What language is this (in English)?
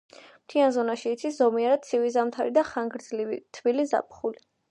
Georgian